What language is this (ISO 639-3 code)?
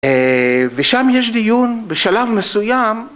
heb